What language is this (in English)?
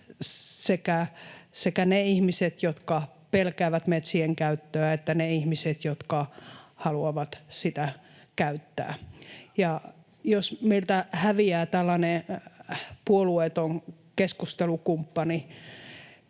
Finnish